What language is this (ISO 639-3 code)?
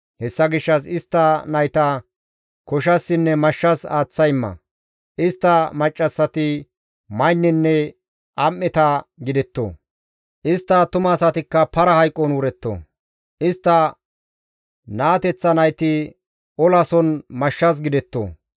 gmv